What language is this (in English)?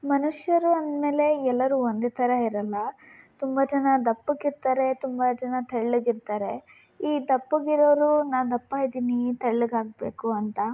Kannada